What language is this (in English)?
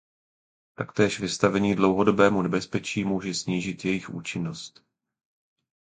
Czech